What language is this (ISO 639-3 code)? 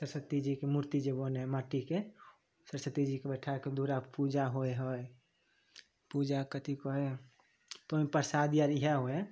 mai